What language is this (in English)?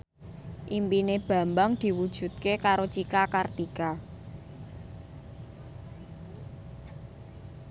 Javanese